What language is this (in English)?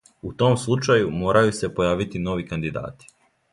Serbian